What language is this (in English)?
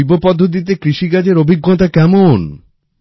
Bangla